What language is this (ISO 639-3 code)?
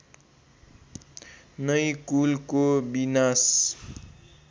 nep